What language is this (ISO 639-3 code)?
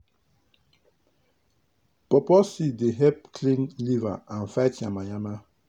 pcm